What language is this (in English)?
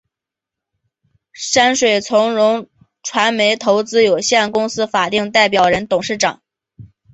Chinese